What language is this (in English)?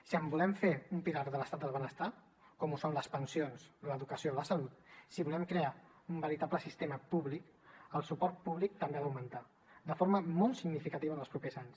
Catalan